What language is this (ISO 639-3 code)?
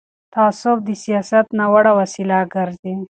pus